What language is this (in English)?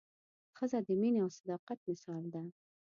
Pashto